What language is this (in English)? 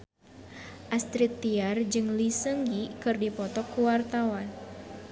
Sundanese